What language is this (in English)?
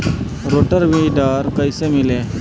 Bhojpuri